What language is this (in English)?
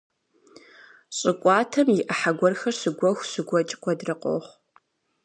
Kabardian